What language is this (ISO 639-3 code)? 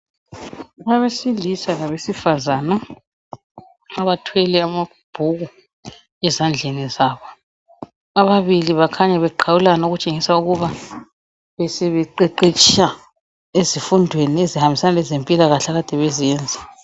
nde